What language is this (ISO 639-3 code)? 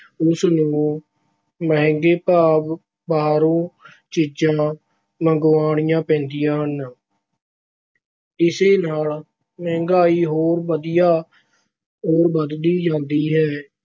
pan